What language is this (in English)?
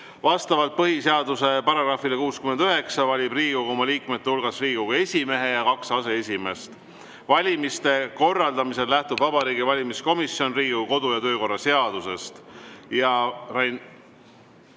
Estonian